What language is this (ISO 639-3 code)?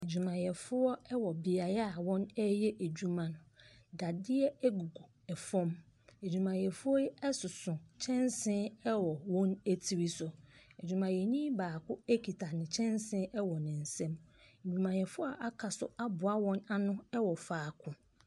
aka